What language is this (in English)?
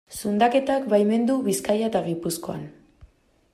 Basque